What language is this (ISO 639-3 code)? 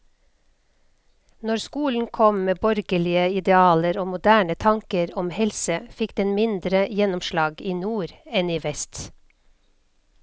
nor